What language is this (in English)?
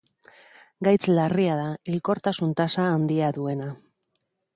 Basque